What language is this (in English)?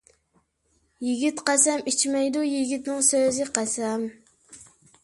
Uyghur